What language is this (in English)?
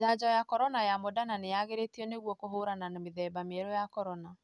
Kikuyu